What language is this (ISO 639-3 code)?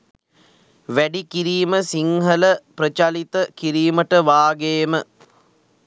sin